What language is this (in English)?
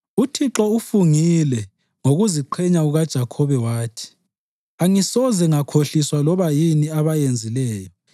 North Ndebele